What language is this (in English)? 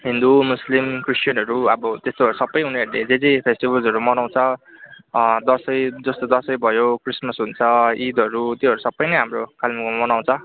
Nepali